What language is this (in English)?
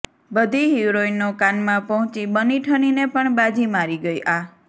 Gujarati